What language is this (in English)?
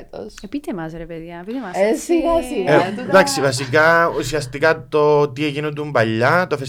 Greek